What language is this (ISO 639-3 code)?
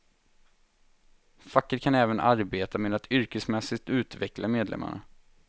swe